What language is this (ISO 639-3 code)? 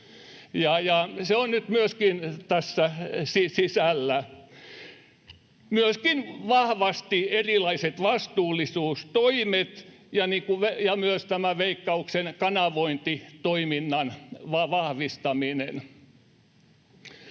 fin